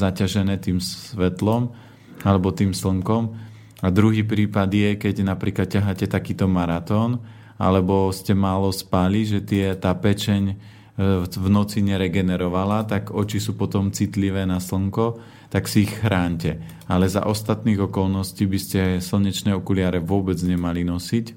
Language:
Slovak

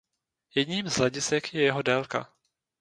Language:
Czech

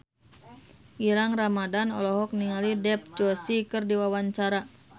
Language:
Sundanese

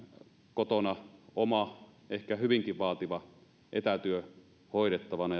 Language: Finnish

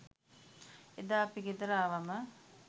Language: Sinhala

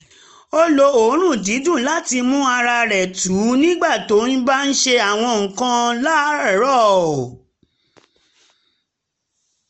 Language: Yoruba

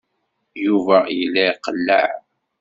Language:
Kabyle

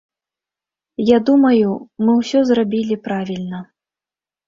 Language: Belarusian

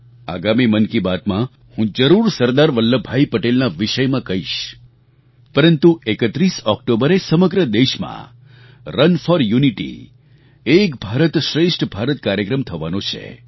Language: Gujarati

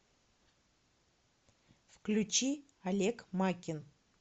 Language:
Russian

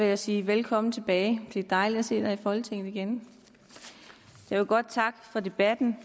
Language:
Danish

